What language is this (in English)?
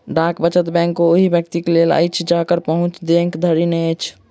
Maithili